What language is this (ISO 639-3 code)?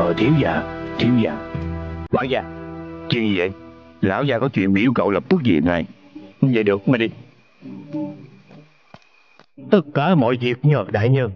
vie